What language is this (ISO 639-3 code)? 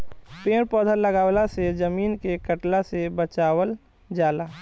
bho